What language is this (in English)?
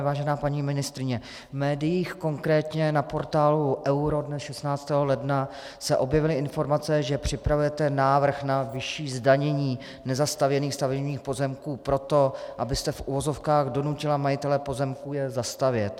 Czech